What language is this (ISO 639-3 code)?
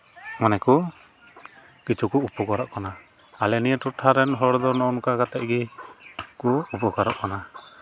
sat